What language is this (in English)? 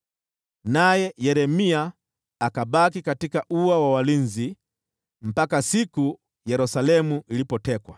Swahili